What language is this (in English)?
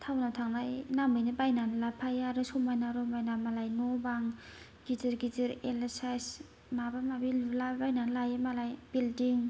Bodo